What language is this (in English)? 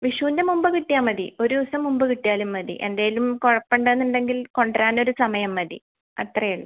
Malayalam